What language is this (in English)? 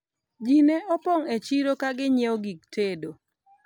Luo (Kenya and Tanzania)